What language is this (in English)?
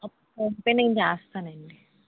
Telugu